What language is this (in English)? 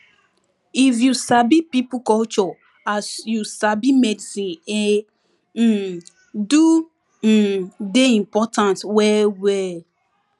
Nigerian Pidgin